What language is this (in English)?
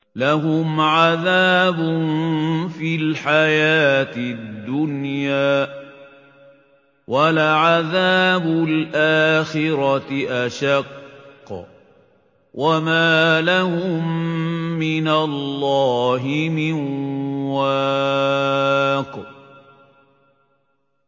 Arabic